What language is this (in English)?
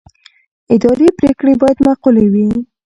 Pashto